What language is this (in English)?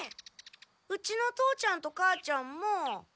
Japanese